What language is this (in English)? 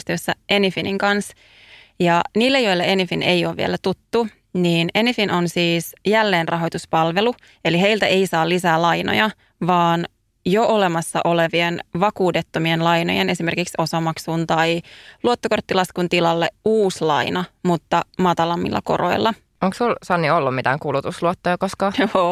Finnish